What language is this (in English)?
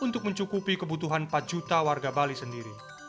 Indonesian